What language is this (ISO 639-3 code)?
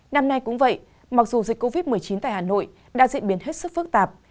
vie